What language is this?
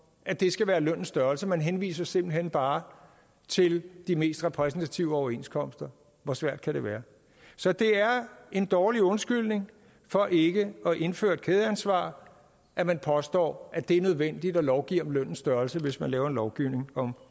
Danish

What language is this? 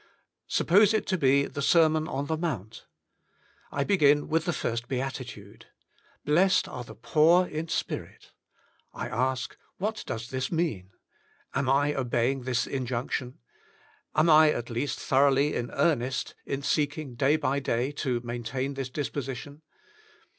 English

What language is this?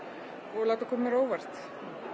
Icelandic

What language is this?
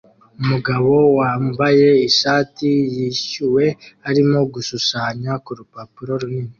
Kinyarwanda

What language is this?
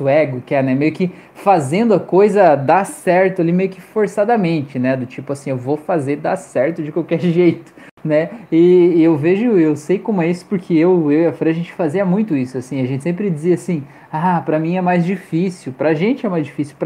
Portuguese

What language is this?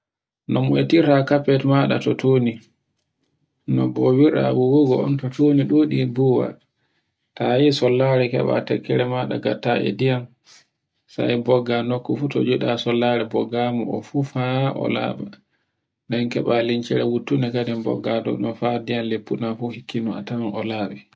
Borgu Fulfulde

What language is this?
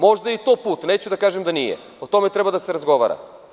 Serbian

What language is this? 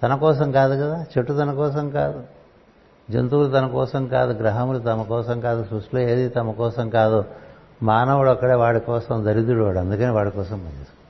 Telugu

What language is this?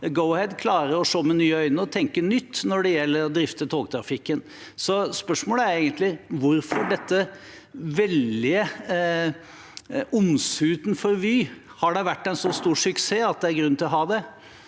Norwegian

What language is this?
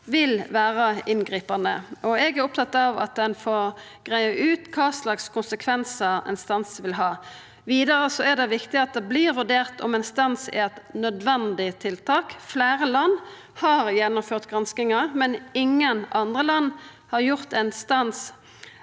Norwegian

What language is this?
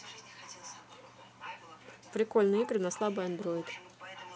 Russian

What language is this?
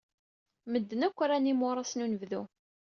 Kabyle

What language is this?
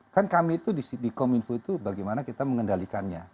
Indonesian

